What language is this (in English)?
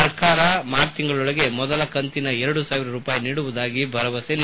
Kannada